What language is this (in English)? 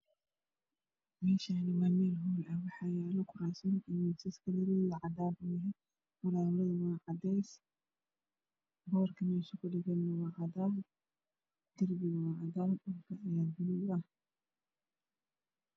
Somali